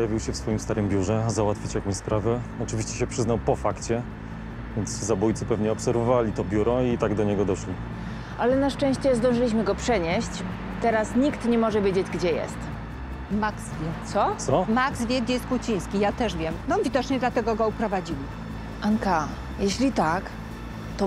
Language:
Polish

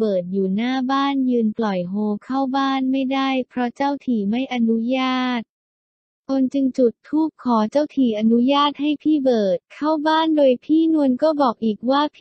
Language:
Thai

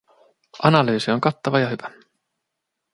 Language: Finnish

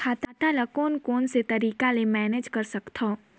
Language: Chhattisgarhi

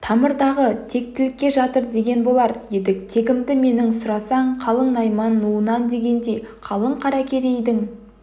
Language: Kazakh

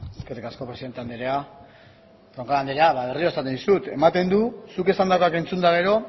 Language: Basque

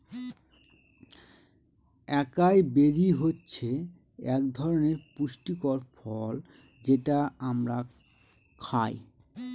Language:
Bangla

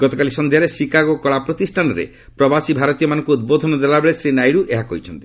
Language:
Odia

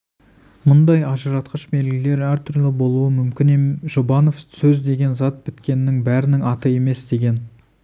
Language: Kazakh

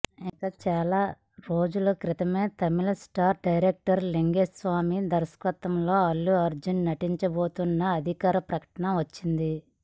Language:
Telugu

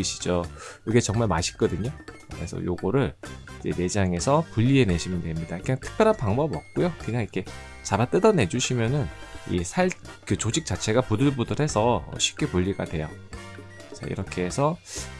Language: Korean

